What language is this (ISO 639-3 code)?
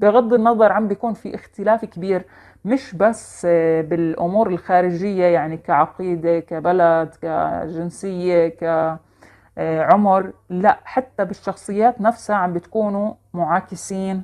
ara